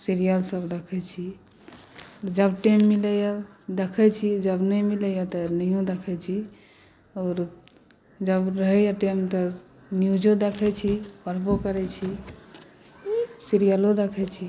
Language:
Maithili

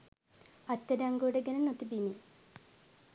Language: Sinhala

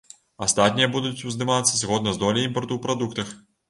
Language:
Belarusian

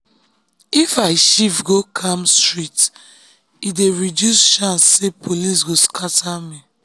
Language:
Nigerian Pidgin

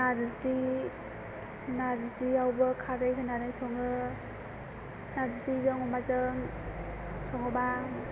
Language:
Bodo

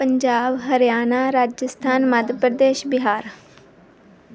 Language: Punjabi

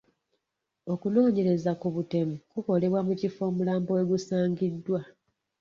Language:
Ganda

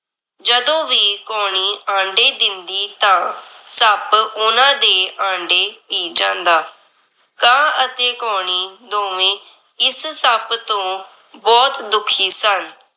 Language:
Punjabi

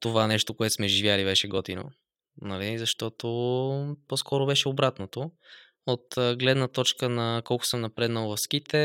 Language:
Bulgarian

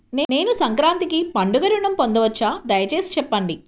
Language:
Telugu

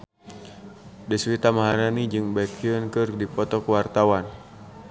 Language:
Sundanese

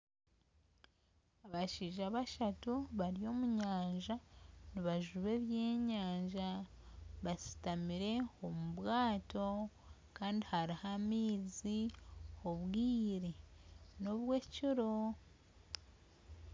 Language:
Nyankole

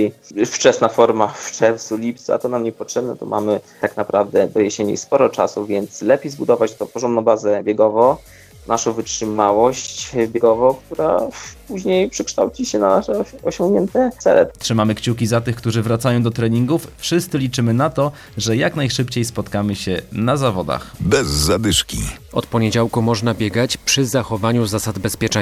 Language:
Polish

